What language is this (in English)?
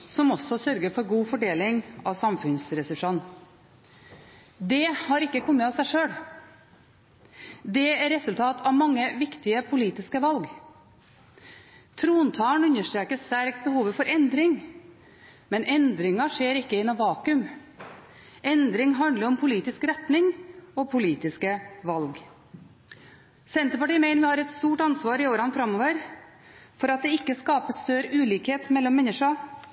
Norwegian Bokmål